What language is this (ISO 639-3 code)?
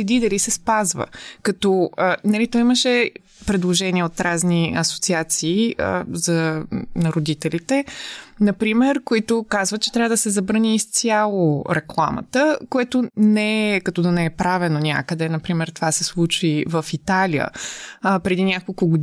bul